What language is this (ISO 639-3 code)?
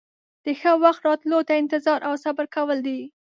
pus